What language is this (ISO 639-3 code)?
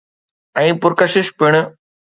snd